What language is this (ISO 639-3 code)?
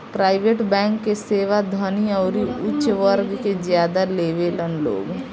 bho